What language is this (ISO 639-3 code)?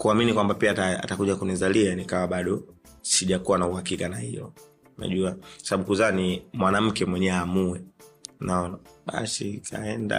swa